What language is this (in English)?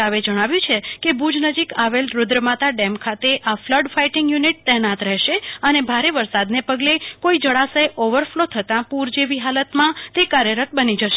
Gujarati